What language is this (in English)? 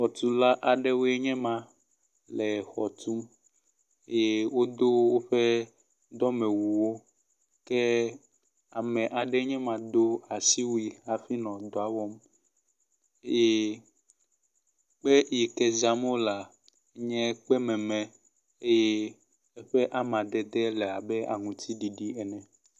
Ewe